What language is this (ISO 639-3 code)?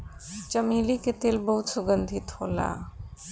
bho